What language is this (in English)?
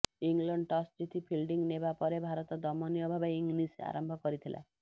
Odia